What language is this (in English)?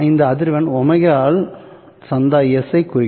Tamil